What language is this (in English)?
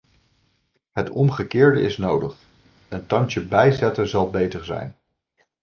Dutch